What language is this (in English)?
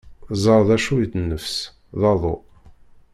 Kabyle